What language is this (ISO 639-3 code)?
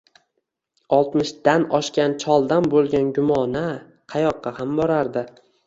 uzb